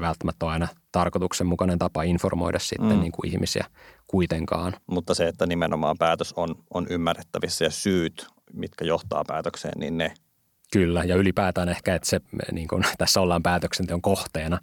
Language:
Finnish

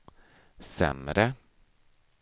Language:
Swedish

